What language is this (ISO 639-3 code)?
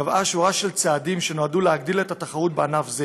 heb